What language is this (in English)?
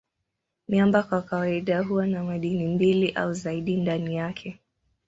Swahili